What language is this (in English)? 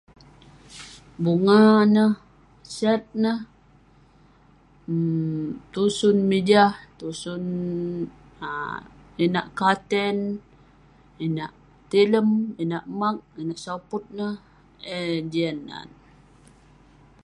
Western Penan